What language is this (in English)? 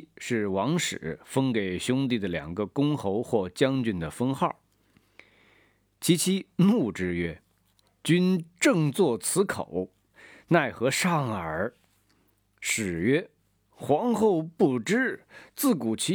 Chinese